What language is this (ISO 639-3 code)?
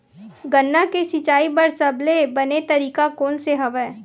hne